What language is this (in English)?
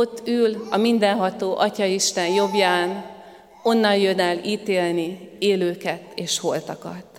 Hungarian